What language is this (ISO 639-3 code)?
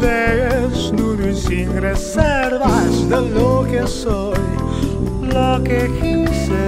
ell